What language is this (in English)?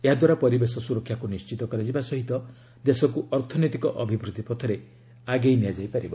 Odia